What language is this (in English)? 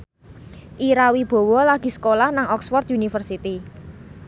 Javanese